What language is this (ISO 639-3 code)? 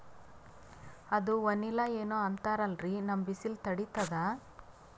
kan